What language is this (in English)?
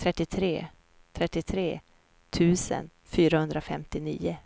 Swedish